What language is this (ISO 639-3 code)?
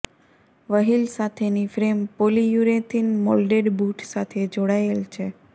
guj